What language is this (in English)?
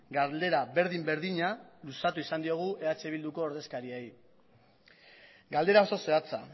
Basque